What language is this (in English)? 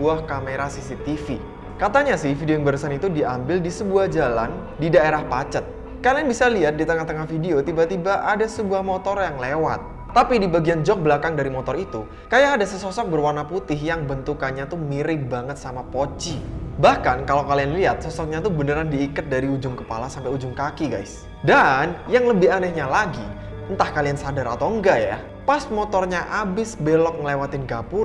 Indonesian